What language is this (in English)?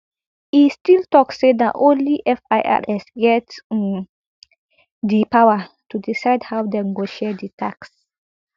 Nigerian Pidgin